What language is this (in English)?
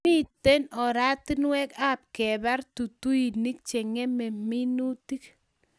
Kalenjin